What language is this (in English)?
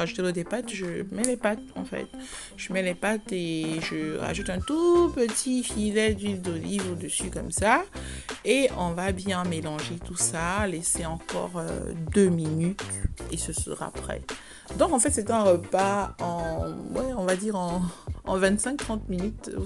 French